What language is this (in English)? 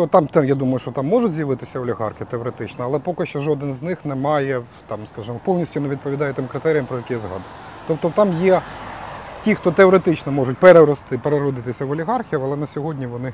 Ukrainian